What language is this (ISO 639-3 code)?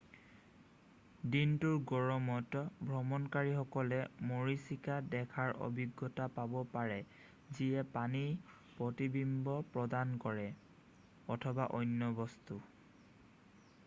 asm